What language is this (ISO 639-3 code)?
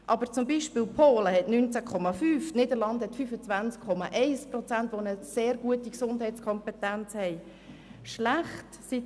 gsw